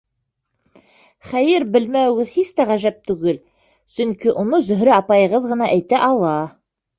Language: Bashkir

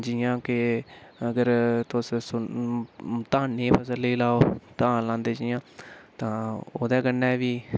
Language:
Dogri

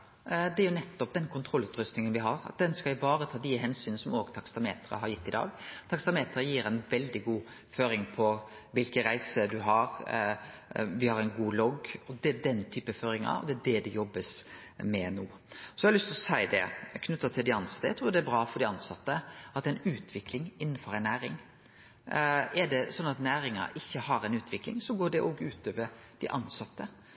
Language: Norwegian Nynorsk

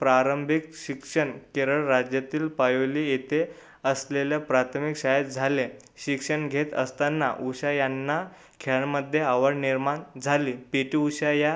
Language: Marathi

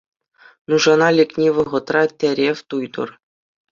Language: Chuvash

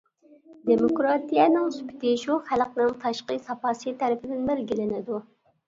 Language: Uyghur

